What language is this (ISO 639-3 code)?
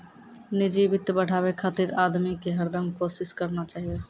mai